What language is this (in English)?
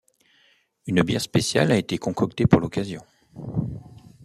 French